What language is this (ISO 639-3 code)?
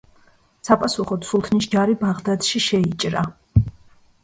kat